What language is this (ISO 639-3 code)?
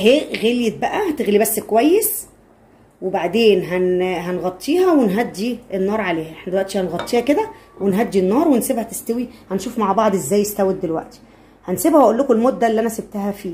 ara